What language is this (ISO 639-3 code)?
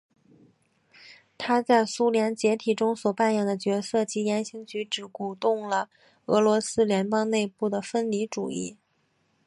zho